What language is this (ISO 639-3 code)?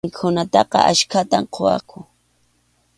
qxu